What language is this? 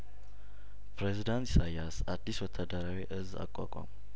Amharic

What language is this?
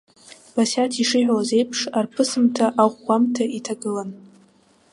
Abkhazian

